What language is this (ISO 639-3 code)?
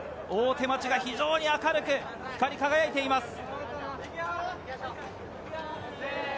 jpn